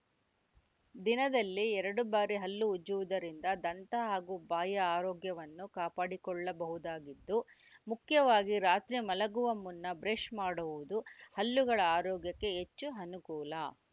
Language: Kannada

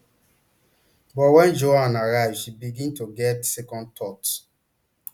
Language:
Nigerian Pidgin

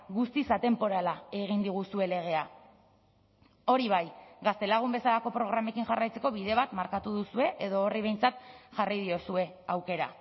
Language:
Basque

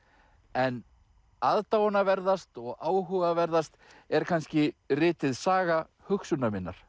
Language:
Icelandic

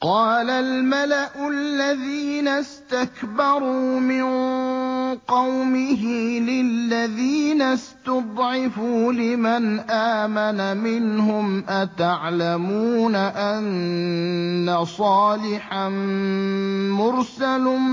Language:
Arabic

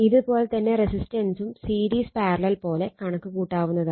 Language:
Malayalam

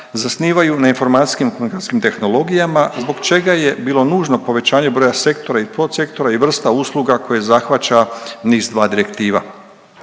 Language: Croatian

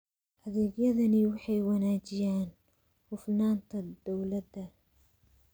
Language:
Somali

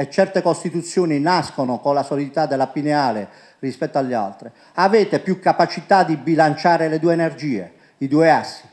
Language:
Italian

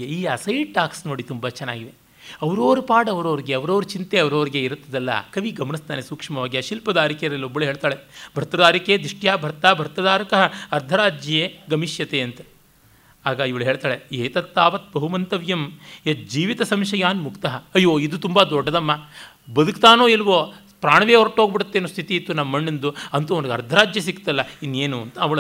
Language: Kannada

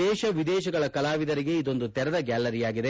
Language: Kannada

